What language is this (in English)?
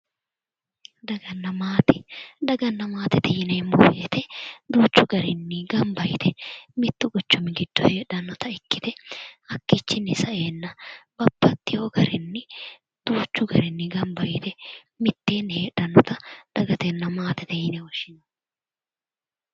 Sidamo